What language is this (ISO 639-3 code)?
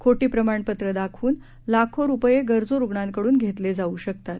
mar